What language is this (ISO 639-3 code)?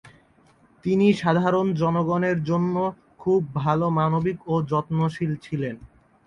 ben